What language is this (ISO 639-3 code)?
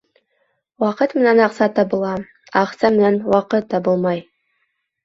bak